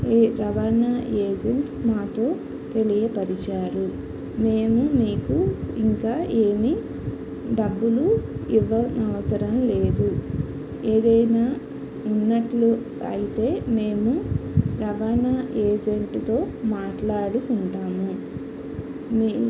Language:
Telugu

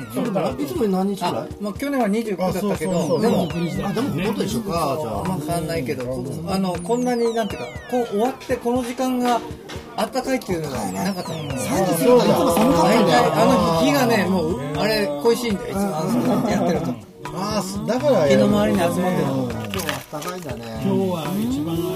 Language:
Japanese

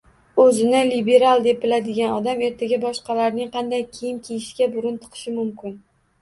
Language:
Uzbek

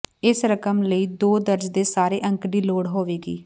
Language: Punjabi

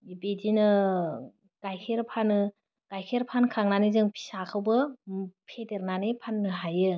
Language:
Bodo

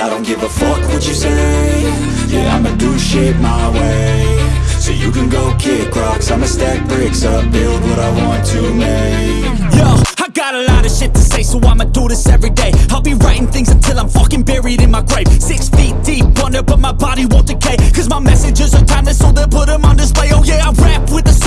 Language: English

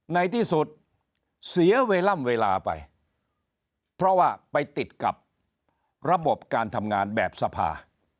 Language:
Thai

